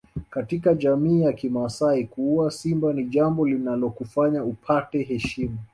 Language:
Swahili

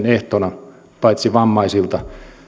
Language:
Finnish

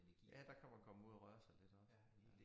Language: Danish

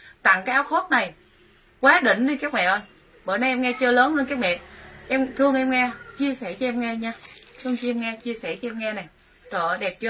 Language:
Vietnamese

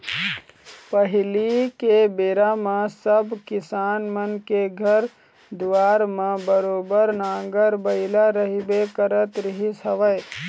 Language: Chhattisgarhi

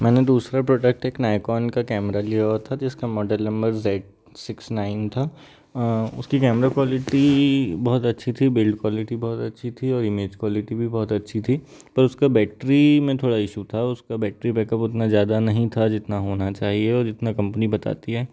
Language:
Hindi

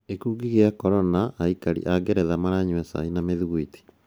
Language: Kikuyu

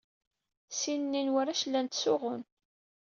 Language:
Kabyle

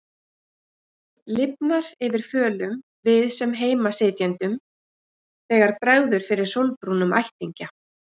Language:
Icelandic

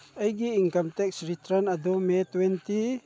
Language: Manipuri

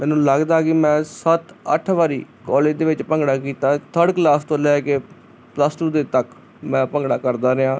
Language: Punjabi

